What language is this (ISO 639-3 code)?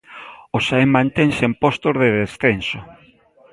glg